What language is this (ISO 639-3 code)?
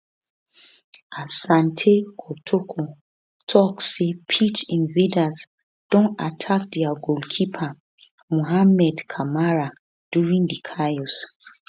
pcm